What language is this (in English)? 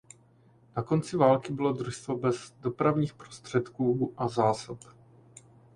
Czech